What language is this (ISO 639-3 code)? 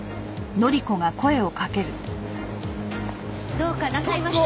jpn